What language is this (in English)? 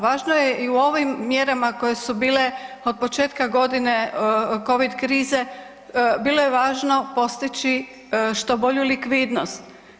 Croatian